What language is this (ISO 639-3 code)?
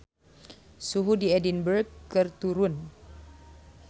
sun